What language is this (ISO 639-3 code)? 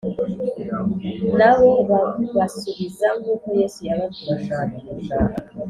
kin